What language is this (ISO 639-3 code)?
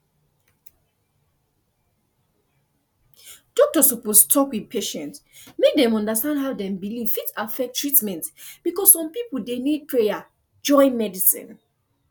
pcm